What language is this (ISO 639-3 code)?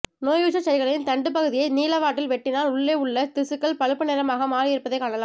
tam